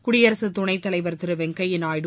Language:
Tamil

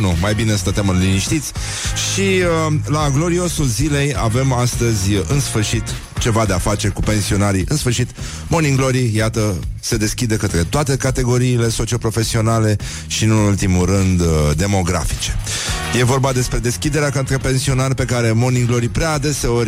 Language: Romanian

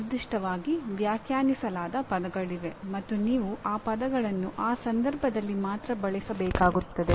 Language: Kannada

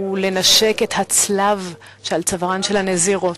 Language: Hebrew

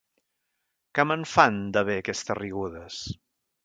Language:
Catalan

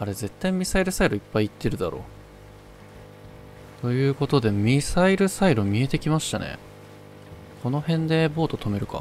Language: Japanese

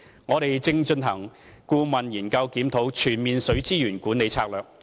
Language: Cantonese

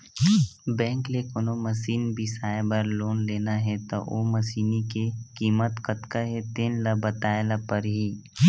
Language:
Chhattisgarhi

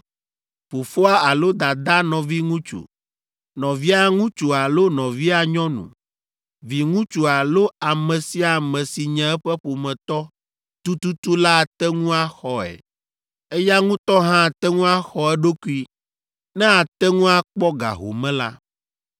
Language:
Ewe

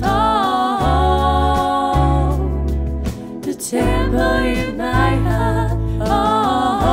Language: English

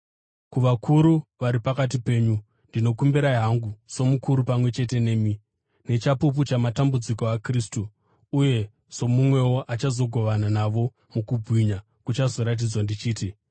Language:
Shona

